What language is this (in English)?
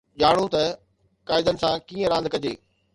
Sindhi